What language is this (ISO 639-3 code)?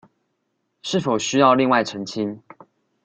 zho